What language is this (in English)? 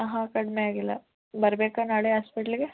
Kannada